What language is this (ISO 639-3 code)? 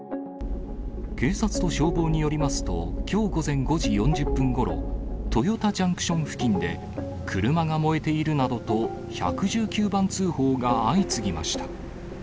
jpn